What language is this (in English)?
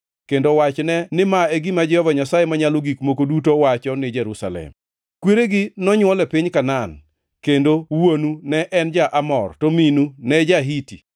Luo (Kenya and Tanzania)